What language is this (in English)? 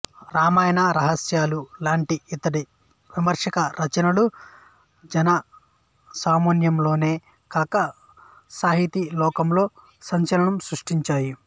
Telugu